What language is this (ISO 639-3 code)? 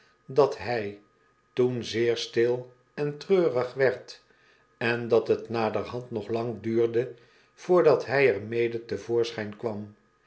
nld